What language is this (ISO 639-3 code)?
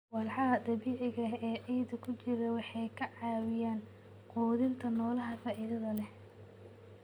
som